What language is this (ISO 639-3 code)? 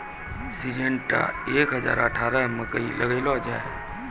mai